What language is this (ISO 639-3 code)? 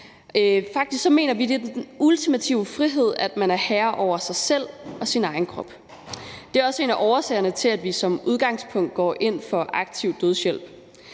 dan